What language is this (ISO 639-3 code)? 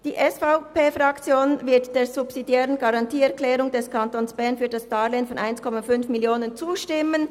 gsw